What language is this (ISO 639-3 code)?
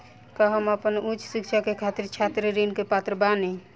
bho